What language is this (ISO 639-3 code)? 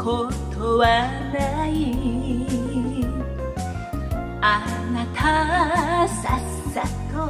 jpn